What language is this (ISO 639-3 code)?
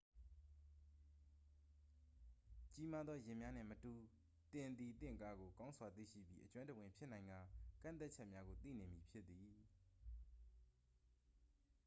mya